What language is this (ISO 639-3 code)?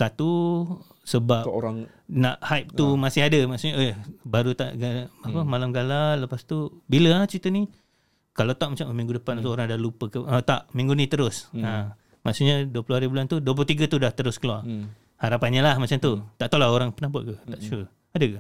msa